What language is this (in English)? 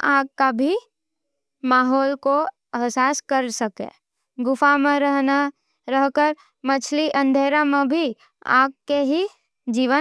Nimadi